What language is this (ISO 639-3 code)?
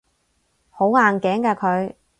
yue